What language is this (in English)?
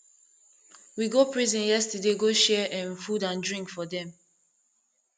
Nigerian Pidgin